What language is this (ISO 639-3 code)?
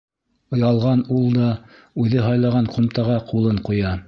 bak